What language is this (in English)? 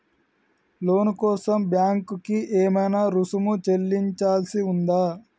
Telugu